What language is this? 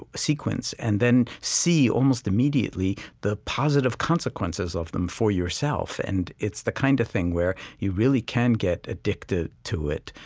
English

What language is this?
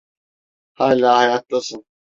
Turkish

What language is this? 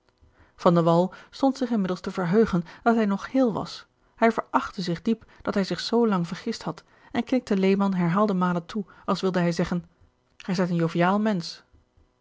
Dutch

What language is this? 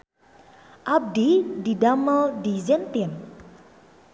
Sundanese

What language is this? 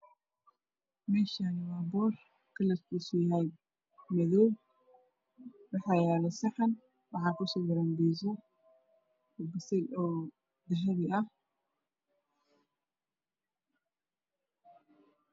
Somali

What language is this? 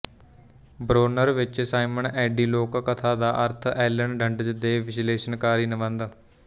Punjabi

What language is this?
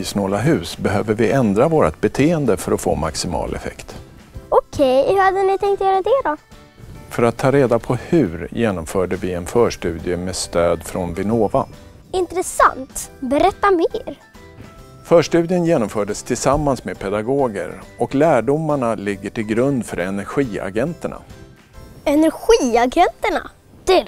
Swedish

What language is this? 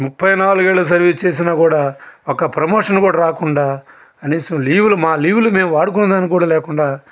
Telugu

